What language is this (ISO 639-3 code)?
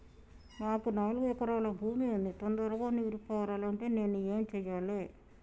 tel